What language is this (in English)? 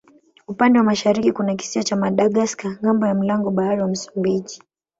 Swahili